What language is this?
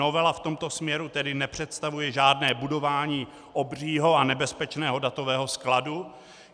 Czech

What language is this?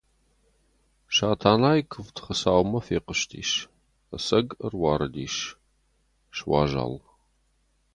Ossetic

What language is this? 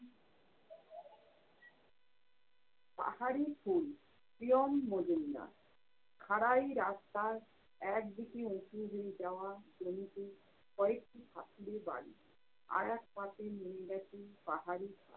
Bangla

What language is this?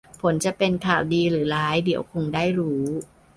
Thai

